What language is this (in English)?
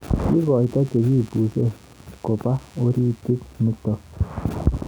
Kalenjin